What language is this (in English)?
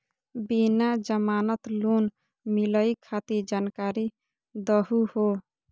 Magahi